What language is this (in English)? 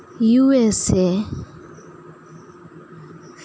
Santali